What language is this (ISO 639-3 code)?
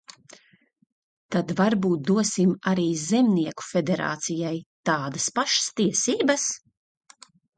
lav